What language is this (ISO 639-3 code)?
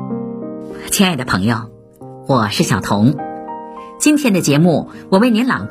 zho